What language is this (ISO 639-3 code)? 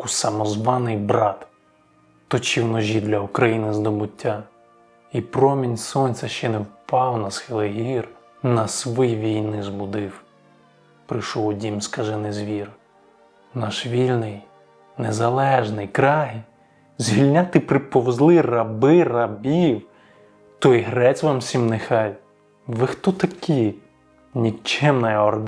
ukr